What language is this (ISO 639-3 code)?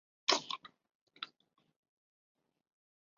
zho